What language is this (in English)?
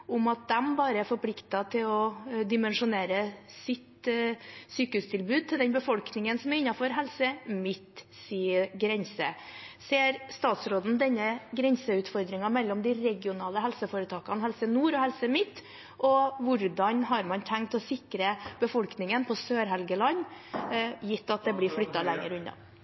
Norwegian Bokmål